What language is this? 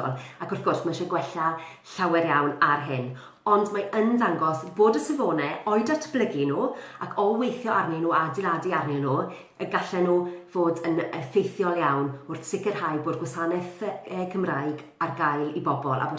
Italian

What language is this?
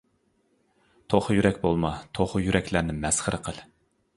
Uyghur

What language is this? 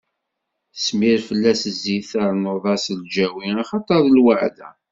Kabyle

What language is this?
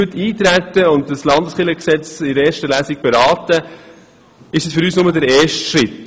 Swiss German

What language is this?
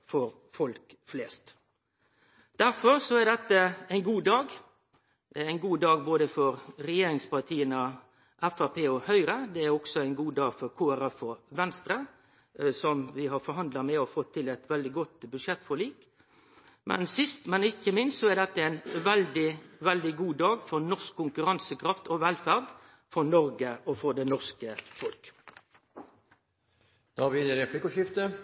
Norwegian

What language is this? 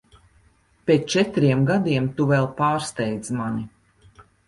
Latvian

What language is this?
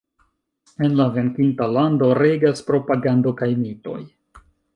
Esperanto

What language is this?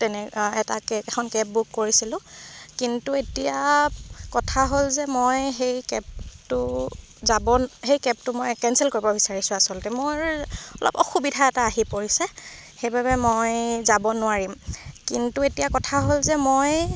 Assamese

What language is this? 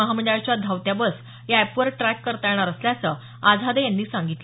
Marathi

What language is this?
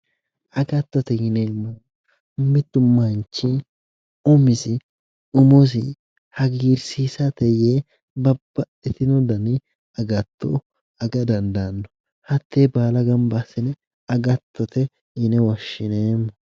Sidamo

